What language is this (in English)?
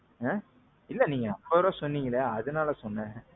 Tamil